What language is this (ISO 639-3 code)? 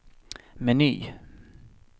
swe